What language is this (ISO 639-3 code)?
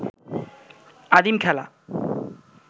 ben